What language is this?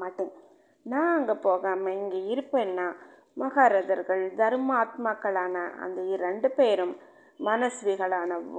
Tamil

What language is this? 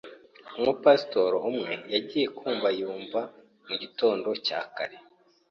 Kinyarwanda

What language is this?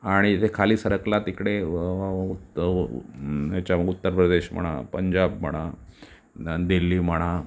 Marathi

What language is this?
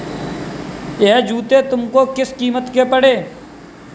Hindi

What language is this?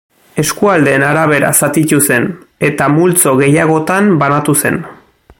Basque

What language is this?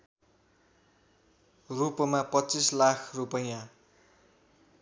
Nepali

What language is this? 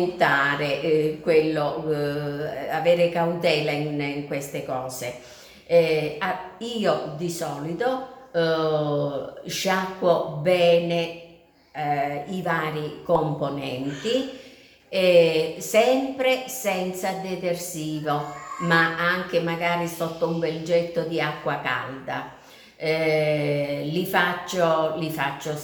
Italian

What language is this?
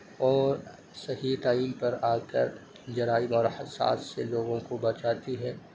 Urdu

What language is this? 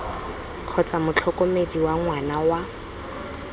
Tswana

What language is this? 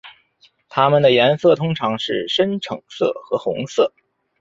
Chinese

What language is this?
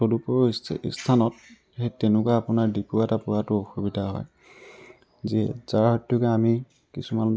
Assamese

